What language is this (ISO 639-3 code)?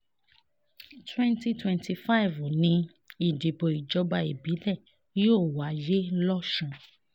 yor